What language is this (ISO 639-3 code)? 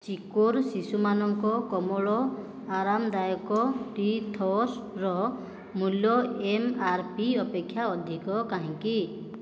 ori